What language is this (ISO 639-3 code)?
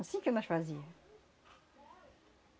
por